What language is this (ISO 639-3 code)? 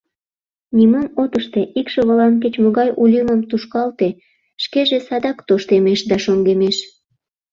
chm